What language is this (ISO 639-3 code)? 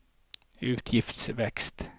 nor